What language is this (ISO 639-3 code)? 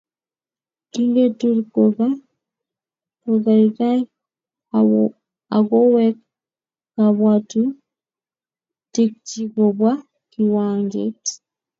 kln